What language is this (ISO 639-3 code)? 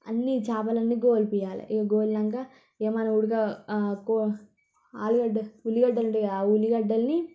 tel